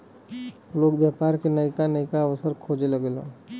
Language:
Bhojpuri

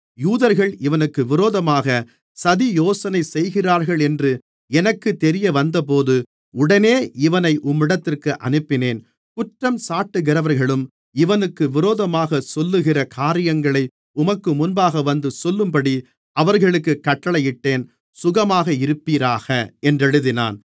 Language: Tamil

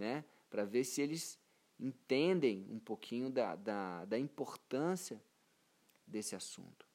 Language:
Portuguese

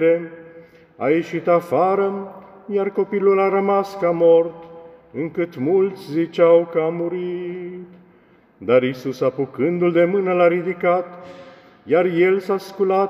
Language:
Romanian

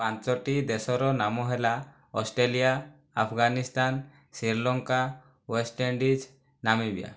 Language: Odia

